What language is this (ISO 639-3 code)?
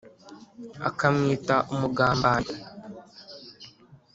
kin